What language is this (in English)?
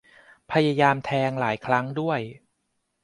Thai